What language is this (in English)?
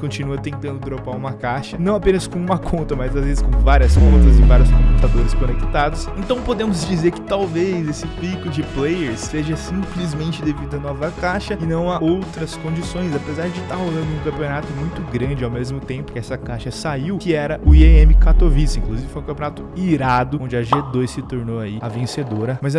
Portuguese